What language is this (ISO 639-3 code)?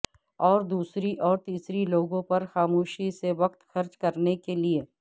urd